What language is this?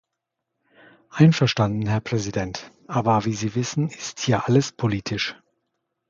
German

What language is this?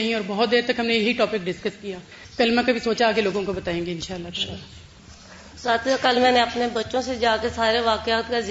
Urdu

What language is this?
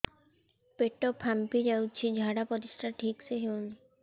Odia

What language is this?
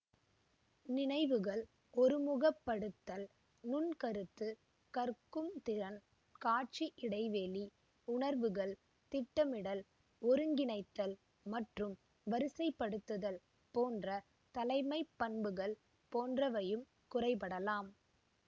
Tamil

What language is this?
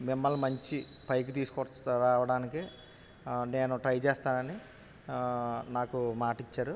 Telugu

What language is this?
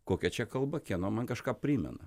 Lithuanian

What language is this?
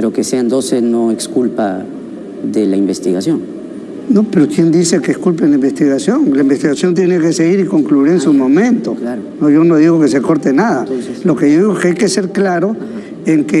Spanish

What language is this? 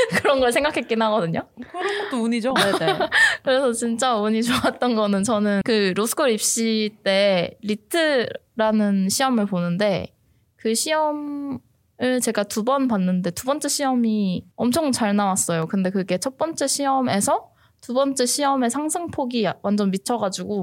Korean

